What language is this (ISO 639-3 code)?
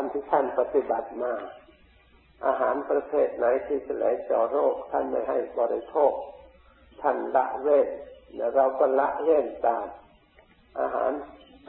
tha